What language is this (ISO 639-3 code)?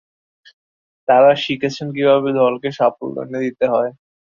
ben